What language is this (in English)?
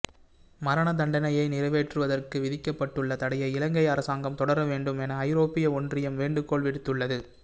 Tamil